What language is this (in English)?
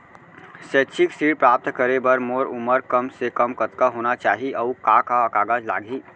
Chhattisgarhi